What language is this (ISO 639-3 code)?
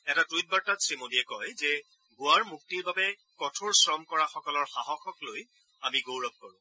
asm